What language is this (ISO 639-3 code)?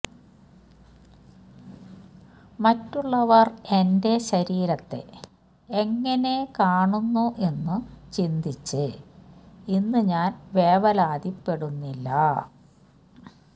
mal